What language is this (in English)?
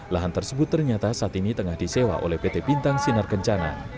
Indonesian